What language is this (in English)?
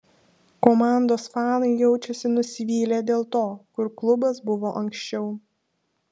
Lithuanian